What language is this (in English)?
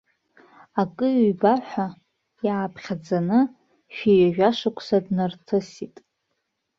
Abkhazian